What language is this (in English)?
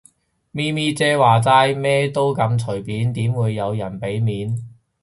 Cantonese